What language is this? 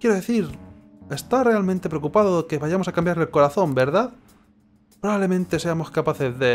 Spanish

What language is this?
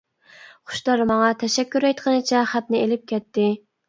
Uyghur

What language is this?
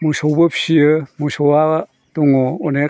Bodo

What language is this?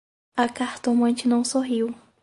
Portuguese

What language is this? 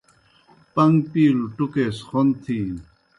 Kohistani Shina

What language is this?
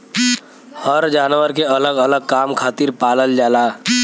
Bhojpuri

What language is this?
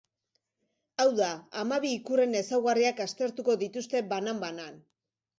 Basque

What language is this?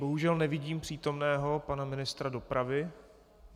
Czech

